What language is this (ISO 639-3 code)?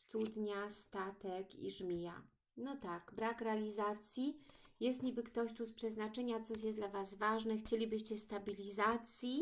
pol